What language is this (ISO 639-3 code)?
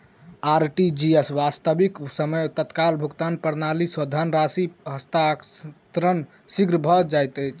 mai